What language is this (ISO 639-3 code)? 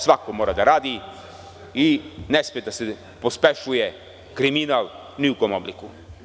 srp